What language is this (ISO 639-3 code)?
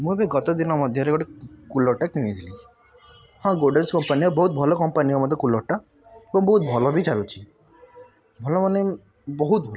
ori